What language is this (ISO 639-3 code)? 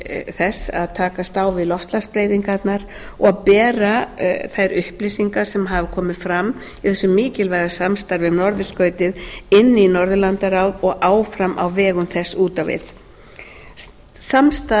isl